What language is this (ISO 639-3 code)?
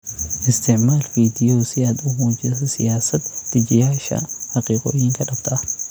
som